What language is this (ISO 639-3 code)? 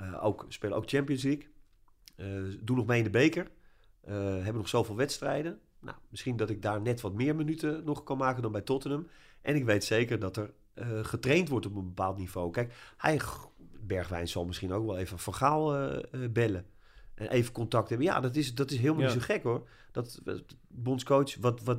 nld